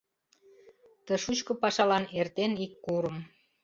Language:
Mari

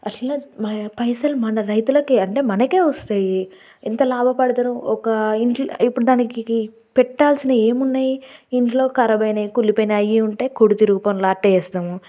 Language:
Telugu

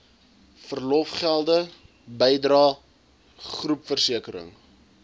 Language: Afrikaans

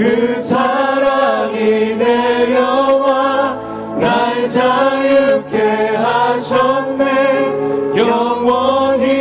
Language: Korean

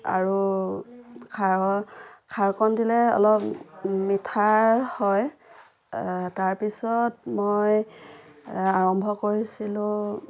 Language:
Assamese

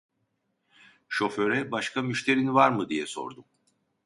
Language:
Turkish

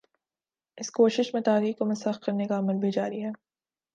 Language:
Urdu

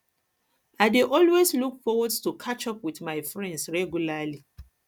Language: Nigerian Pidgin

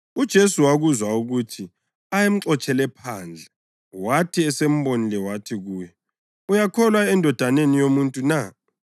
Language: North Ndebele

